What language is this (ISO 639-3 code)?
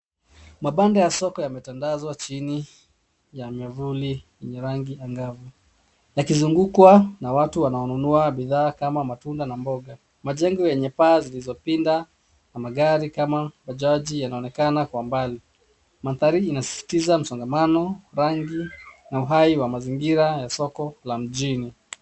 swa